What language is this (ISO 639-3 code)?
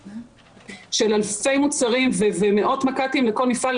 heb